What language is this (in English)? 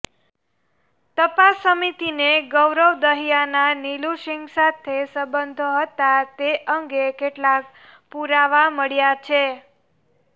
Gujarati